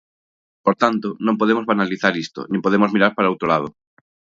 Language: Galician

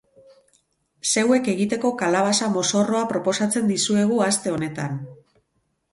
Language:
Basque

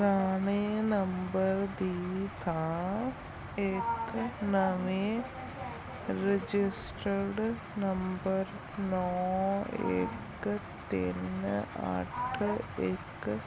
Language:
Punjabi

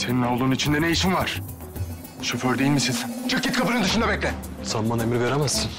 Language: Turkish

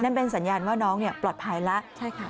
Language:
Thai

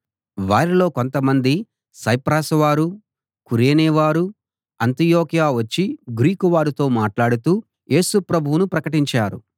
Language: Telugu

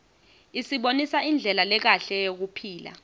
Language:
Swati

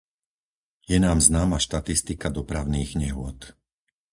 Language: Slovak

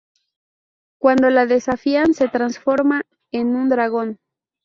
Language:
Spanish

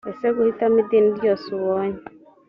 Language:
Kinyarwanda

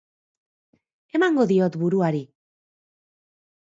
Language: Basque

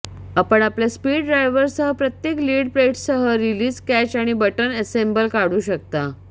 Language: Marathi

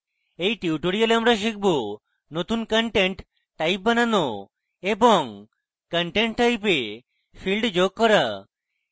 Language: Bangla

